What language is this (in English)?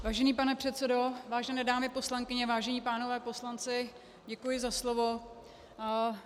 Czech